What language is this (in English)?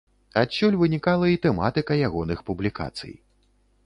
Belarusian